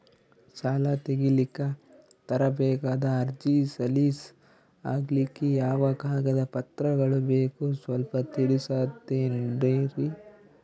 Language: Kannada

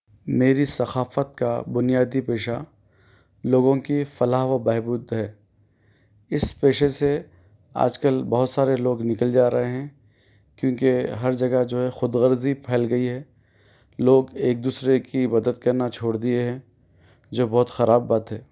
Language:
Urdu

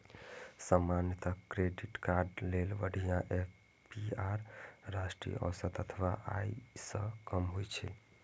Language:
Maithili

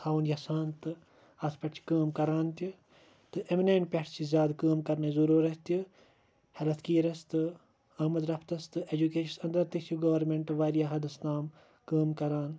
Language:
Kashmiri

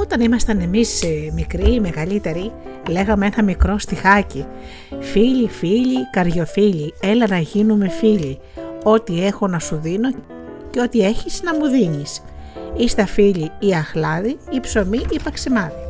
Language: Greek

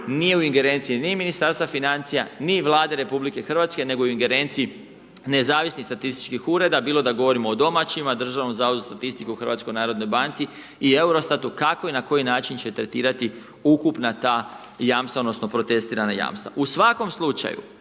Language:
Croatian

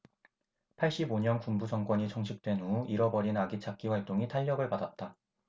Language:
Korean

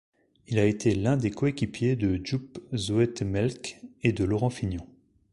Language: French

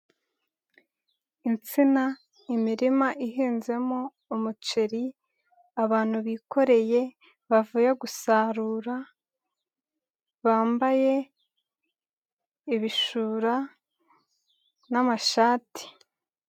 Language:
Kinyarwanda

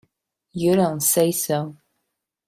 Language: English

